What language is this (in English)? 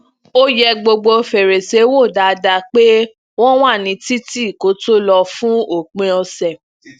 Yoruba